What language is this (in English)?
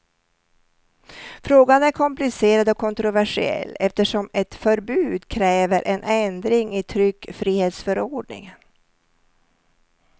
Swedish